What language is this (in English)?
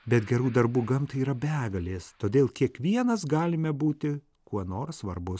Lithuanian